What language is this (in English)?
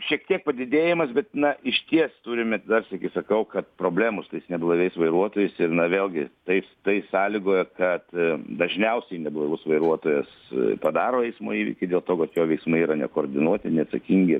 Lithuanian